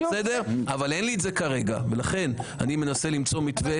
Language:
Hebrew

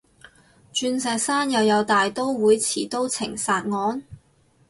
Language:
Cantonese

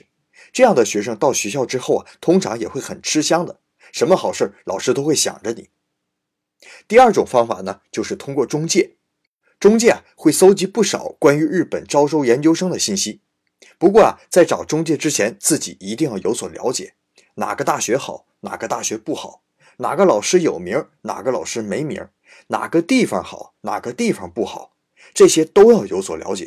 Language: Chinese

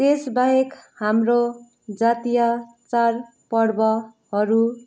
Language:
Nepali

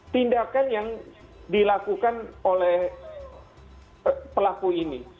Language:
Indonesian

